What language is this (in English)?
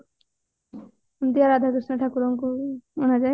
Odia